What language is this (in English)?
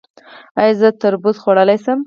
Pashto